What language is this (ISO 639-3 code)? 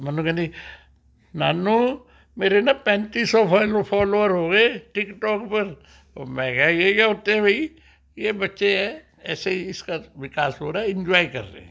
pan